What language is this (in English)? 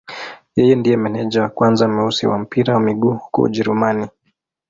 Swahili